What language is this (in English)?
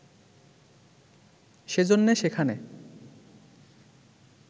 Bangla